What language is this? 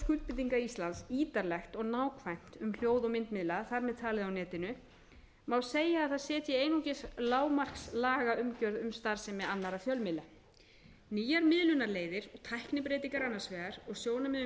Icelandic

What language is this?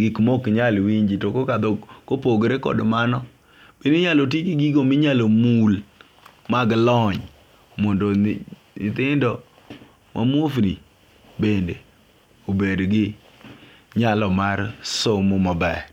Luo (Kenya and Tanzania)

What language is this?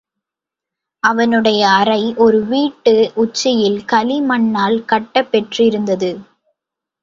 Tamil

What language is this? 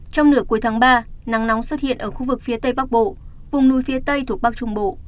Vietnamese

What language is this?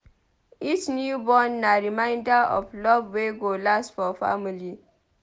Nigerian Pidgin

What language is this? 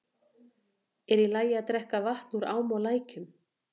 Icelandic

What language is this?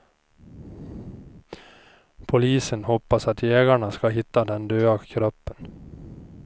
Swedish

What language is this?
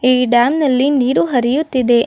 Kannada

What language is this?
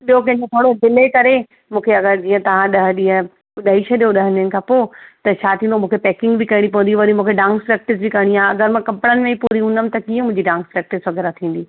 Sindhi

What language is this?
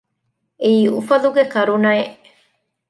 Divehi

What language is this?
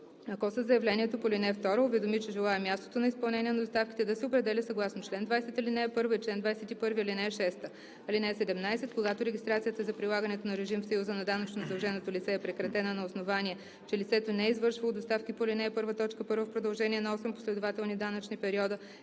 Bulgarian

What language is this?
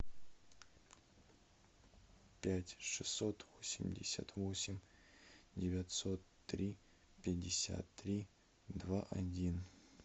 Russian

